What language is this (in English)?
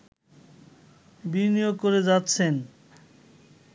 Bangla